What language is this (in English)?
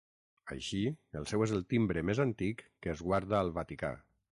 Catalan